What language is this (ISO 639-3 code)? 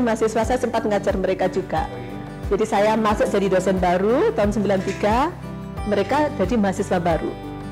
ind